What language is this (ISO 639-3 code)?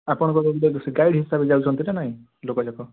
ori